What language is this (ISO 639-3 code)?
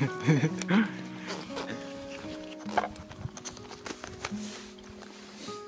ara